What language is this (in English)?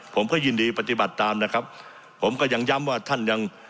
Thai